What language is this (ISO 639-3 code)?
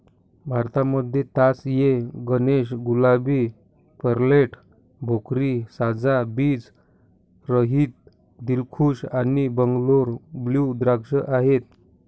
mar